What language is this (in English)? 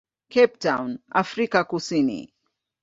Swahili